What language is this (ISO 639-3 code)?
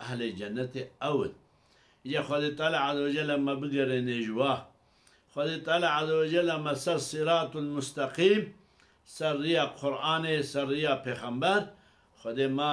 ara